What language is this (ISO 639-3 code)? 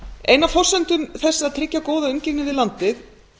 isl